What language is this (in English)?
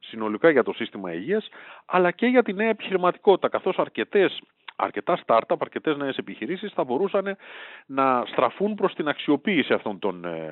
Greek